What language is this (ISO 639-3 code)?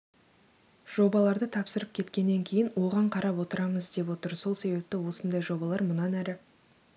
kaz